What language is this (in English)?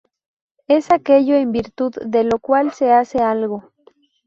Spanish